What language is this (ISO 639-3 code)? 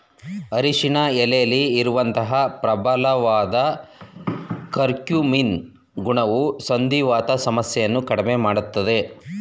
kan